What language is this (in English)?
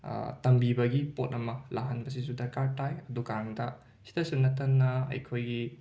Manipuri